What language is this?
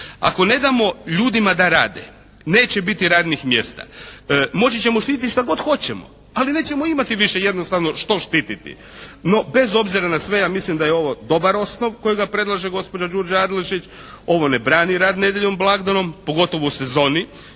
Croatian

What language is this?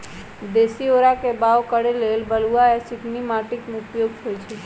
Magahi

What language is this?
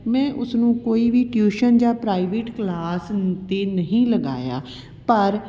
Punjabi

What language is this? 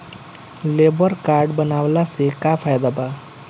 Bhojpuri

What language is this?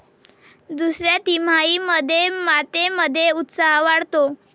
Marathi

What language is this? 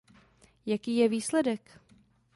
Czech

